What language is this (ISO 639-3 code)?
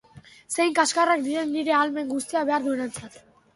eus